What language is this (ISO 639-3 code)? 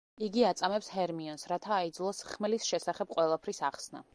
kat